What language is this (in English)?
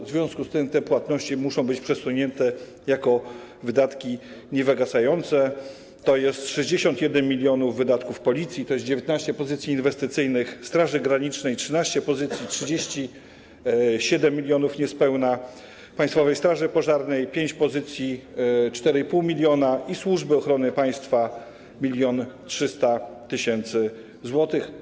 Polish